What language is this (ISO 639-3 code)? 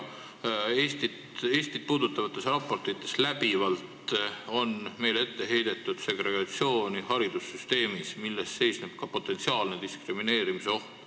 est